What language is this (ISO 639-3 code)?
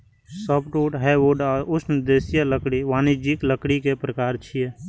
mai